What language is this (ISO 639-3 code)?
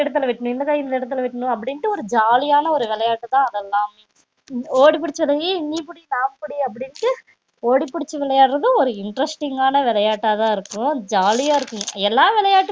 tam